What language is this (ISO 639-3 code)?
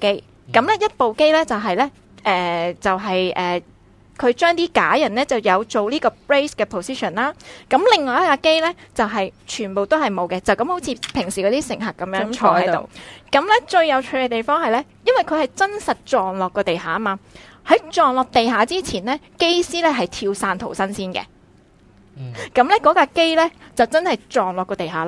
zho